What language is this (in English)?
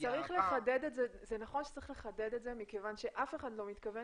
Hebrew